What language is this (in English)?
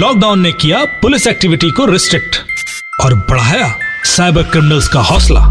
Hindi